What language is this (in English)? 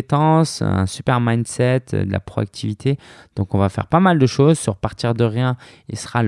French